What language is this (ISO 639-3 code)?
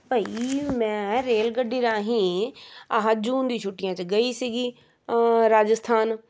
pan